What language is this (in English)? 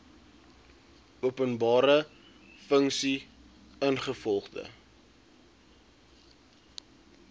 Afrikaans